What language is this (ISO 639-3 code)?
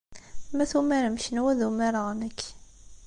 kab